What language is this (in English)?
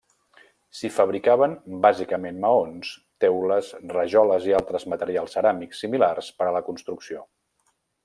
Catalan